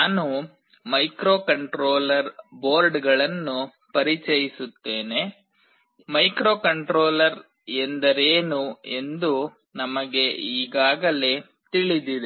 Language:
Kannada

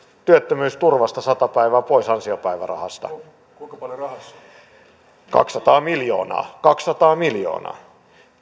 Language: Finnish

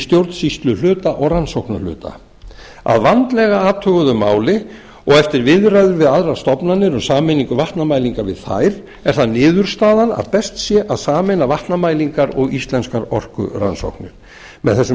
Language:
Icelandic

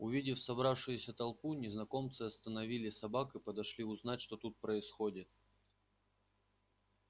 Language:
Russian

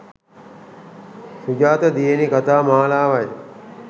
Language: Sinhala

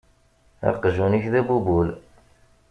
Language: Kabyle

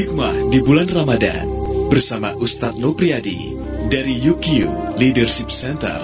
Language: Indonesian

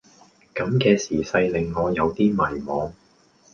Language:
Cantonese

